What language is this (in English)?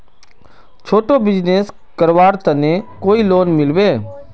Magahi